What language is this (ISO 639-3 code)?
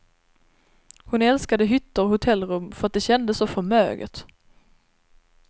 swe